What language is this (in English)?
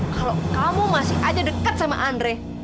Indonesian